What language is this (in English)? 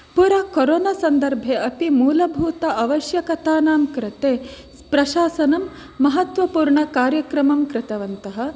Sanskrit